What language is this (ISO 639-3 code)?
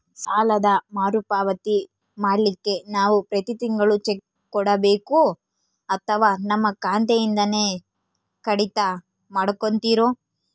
kan